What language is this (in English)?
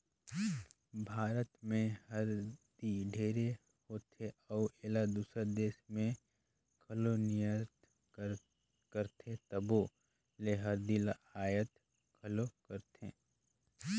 Chhattisgarhi